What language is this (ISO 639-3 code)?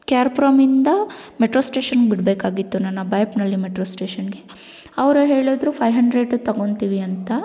kan